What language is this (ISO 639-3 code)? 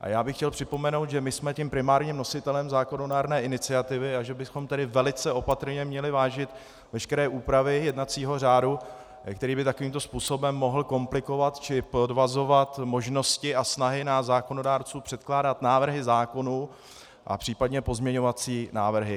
ces